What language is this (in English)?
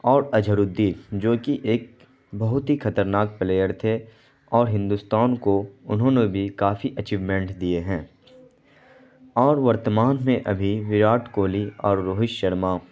Urdu